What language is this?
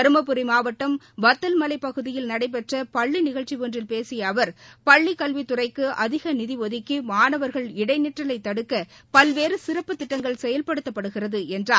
Tamil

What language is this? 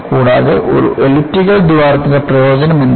Malayalam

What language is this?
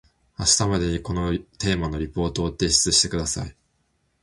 Japanese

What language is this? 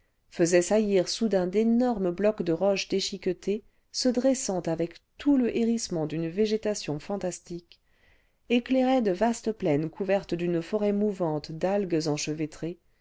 French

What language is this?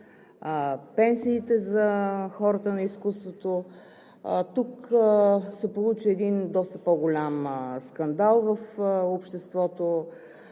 Bulgarian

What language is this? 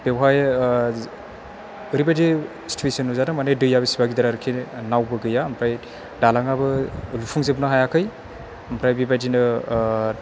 Bodo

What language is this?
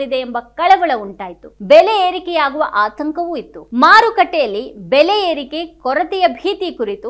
Hindi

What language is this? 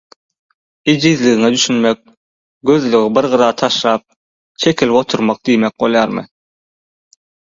Turkmen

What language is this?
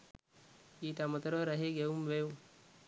Sinhala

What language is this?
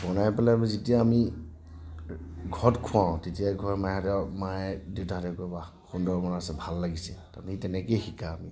Assamese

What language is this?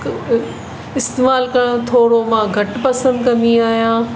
Sindhi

